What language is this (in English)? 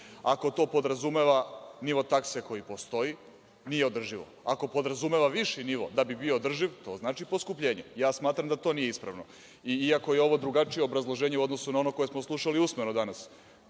Serbian